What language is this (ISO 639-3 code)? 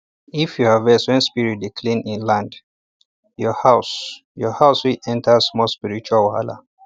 pcm